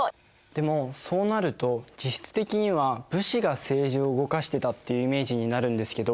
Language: Japanese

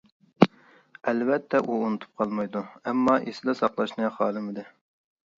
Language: Uyghur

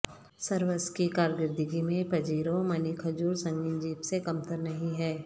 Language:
Urdu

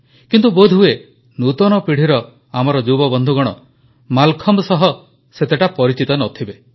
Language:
Odia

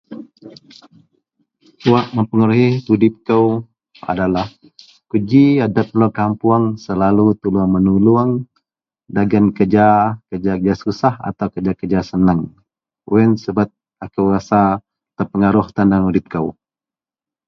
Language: Central Melanau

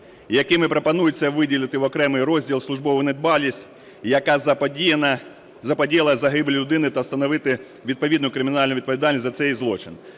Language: Ukrainian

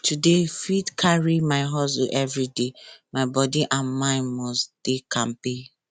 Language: Nigerian Pidgin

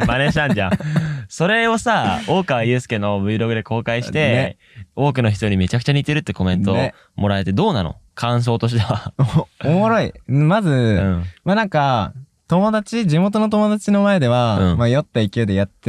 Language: Japanese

